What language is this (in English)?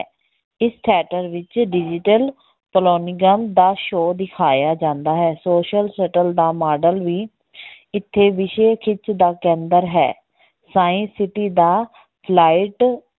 Punjabi